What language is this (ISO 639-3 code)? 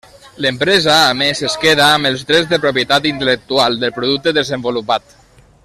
cat